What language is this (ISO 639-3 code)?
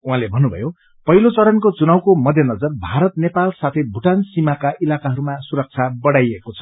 nep